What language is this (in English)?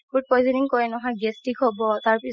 Assamese